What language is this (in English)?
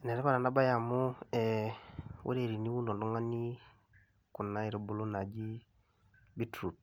Masai